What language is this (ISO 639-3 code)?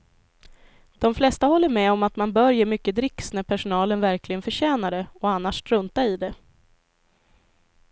swe